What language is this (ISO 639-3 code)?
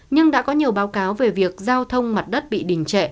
vie